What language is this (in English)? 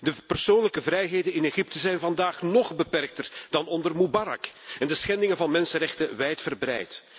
Dutch